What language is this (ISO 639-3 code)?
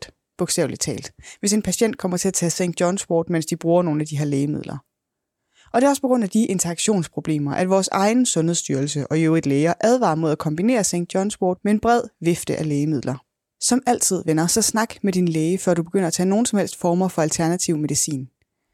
dan